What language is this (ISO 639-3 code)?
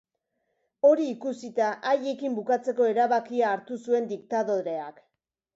eus